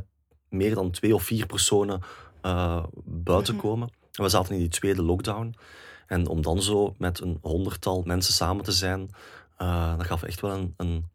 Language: Dutch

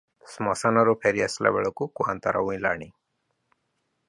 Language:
Odia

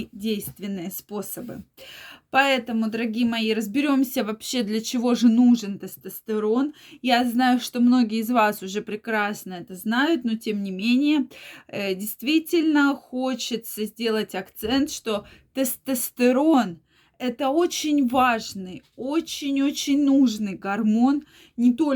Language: Russian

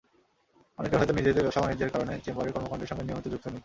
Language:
Bangla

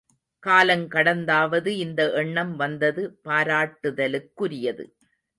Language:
Tamil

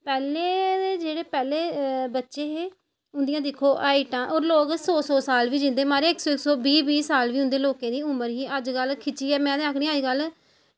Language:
Dogri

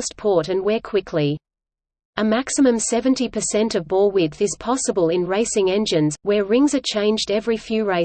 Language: English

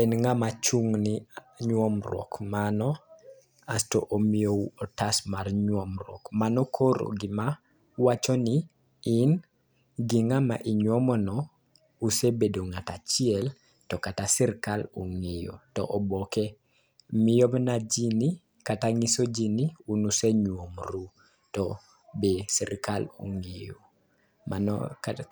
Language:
Luo (Kenya and Tanzania)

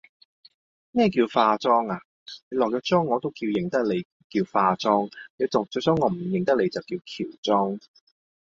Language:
Cantonese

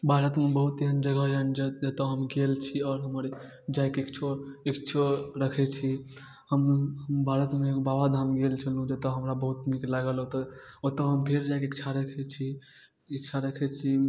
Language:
Maithili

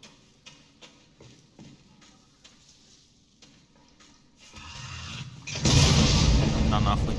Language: Russian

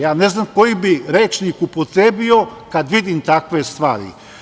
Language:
Serbian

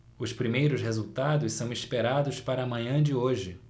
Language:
Portuguese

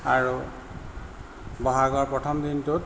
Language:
Assamese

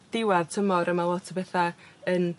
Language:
Welsh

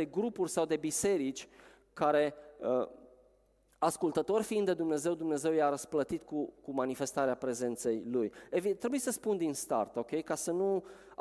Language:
Romanian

